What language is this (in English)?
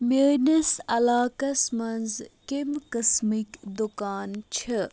Kashmiri